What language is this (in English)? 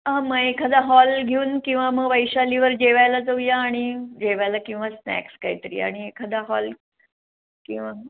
Marathi